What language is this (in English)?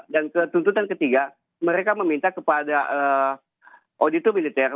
Indonesian